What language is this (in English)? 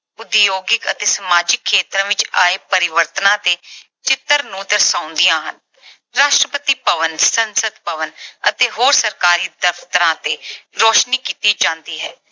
Punjabi